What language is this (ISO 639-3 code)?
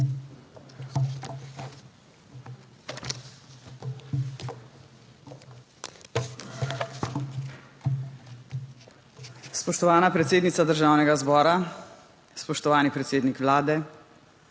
slv